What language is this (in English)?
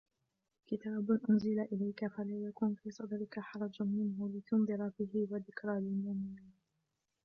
Arabic